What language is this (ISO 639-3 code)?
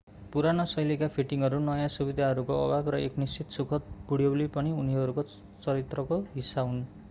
nep